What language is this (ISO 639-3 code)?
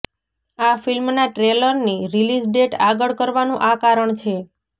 guj